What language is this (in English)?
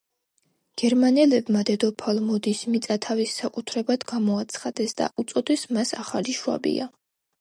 Georgian